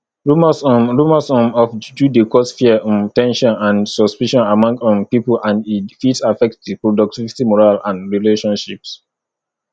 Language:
Nigerian Pidgin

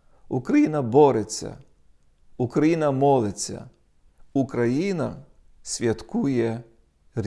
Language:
Ukrainian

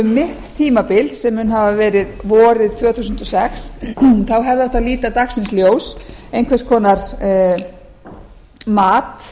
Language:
Icelandic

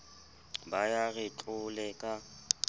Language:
Southern Sotho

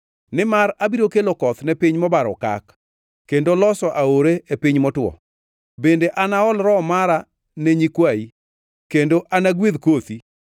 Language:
Luo (Kenya and Tanzania)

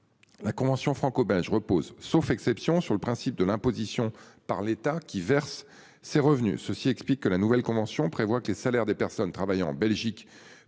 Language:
French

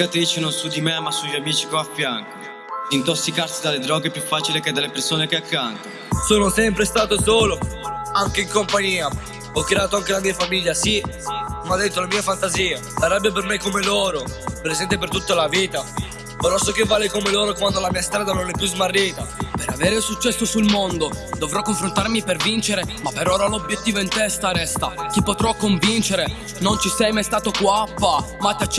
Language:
Italian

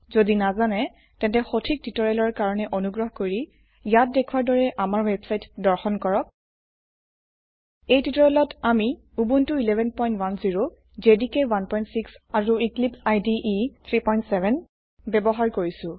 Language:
Assamese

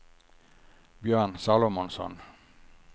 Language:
Swedish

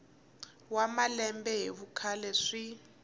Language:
Tsonga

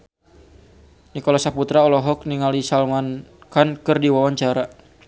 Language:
Sundanese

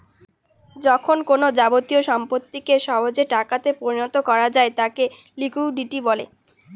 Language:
Bangla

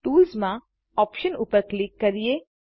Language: Gujarati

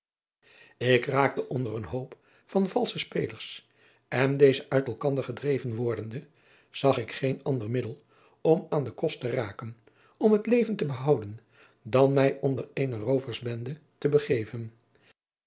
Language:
Dutch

